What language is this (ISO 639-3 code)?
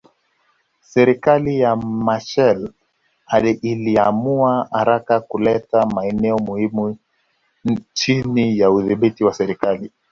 swa